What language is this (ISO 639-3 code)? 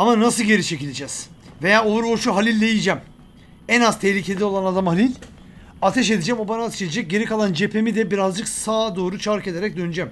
tur